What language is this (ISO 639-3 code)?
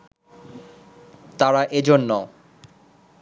ben